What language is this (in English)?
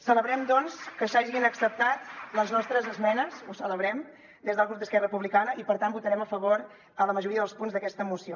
Catalan